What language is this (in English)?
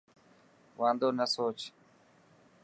Dhatki